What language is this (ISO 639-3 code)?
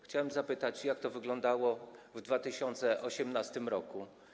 pol